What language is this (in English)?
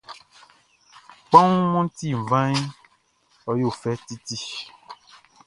Baoulé